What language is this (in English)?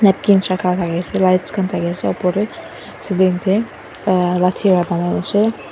Naga Pidgin